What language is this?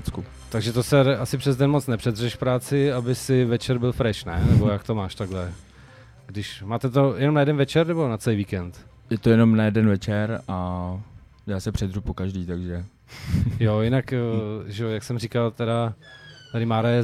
Czech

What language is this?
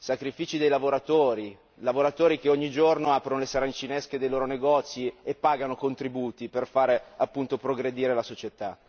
Italian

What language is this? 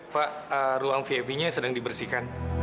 Indonesian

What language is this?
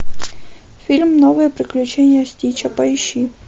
Russian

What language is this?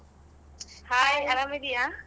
Kannada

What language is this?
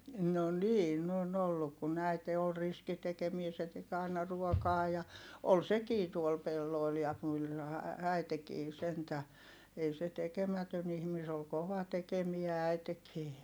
Finnish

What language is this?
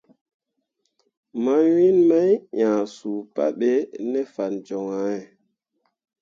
Mundang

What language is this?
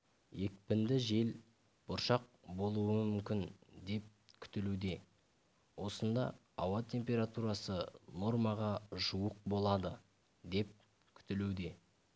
Kazakh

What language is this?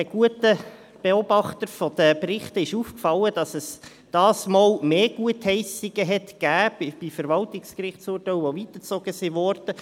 Swiss German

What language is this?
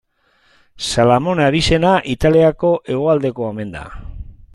Basque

